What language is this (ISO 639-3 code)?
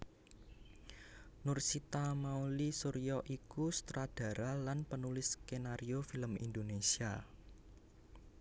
jav